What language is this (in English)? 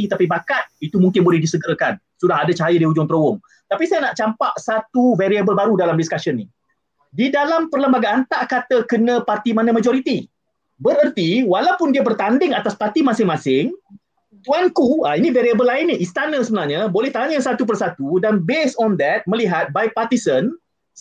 Malay